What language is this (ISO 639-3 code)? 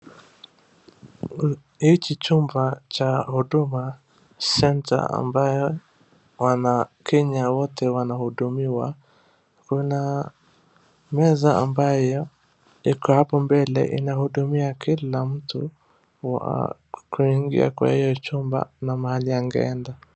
swa